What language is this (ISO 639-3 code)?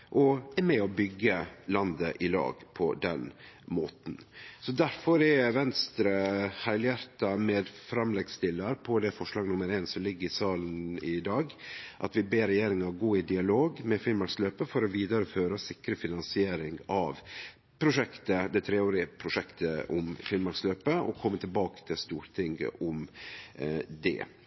nno